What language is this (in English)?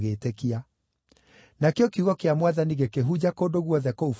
Kikuyu